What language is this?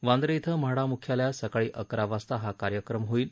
Marathi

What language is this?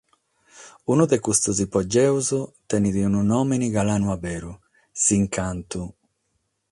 Sardinian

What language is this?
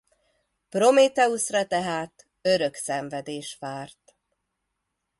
Hungarian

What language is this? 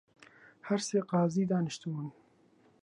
Central Kurdish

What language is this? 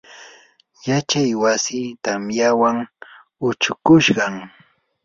Yanahuanca Pasco Quechua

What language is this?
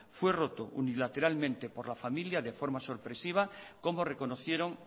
Spanish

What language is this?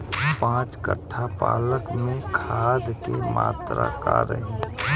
Bhojpuri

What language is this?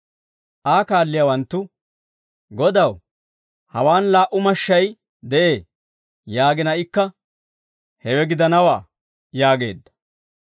Dawro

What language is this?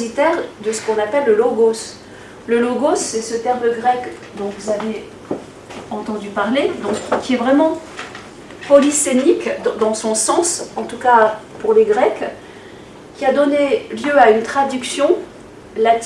French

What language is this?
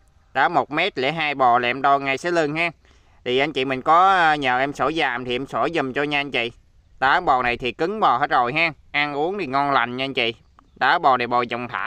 Vietnamese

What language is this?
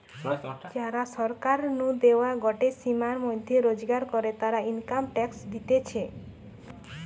Bangla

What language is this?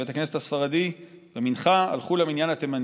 Hebrew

